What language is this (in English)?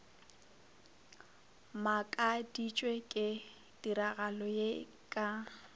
Northern Sotho